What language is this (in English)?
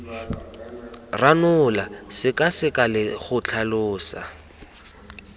Tswana